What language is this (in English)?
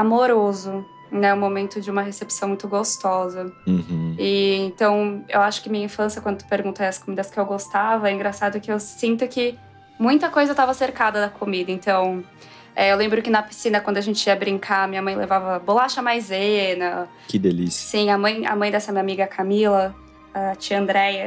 Portuguese